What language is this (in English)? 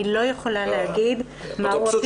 Hebrew